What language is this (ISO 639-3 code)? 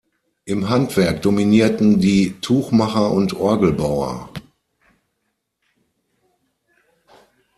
deu